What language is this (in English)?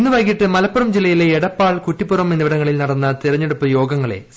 Malayalam